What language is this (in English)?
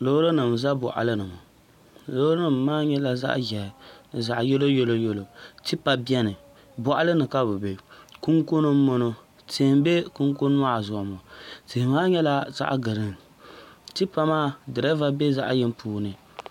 Dagbani